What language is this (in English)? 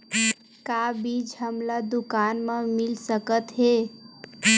Chhattisgarhi